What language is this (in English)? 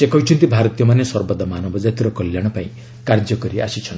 Odia